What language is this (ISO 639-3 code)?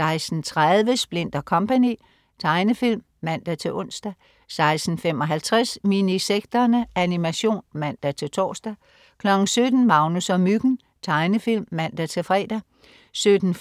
dan